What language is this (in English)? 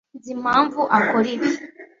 Kinyarwanda